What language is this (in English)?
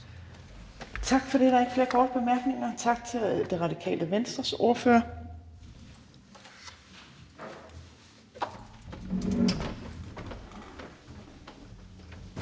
Danish